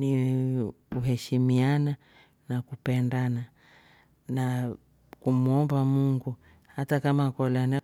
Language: Rombo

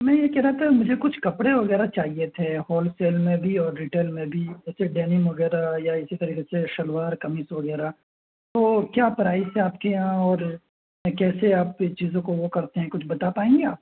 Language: Urdu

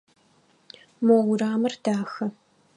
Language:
Adyghe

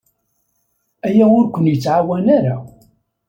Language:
Kabyle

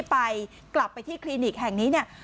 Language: Thai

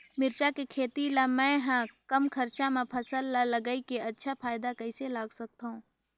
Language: Chhattisgarhi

